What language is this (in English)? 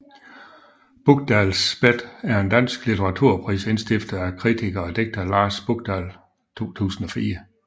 Danish